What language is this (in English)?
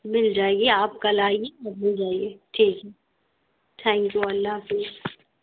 Urdu